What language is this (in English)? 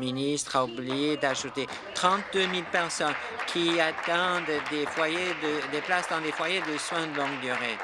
French